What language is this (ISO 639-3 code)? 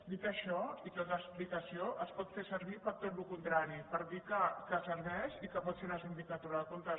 cat